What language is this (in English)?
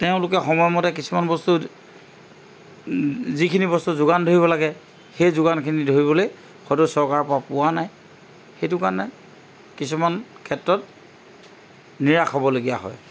Assamese